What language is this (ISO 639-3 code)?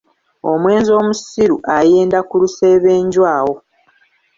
lug